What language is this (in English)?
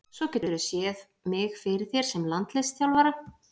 Icelandic